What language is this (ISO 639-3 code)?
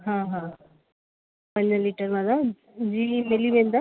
snd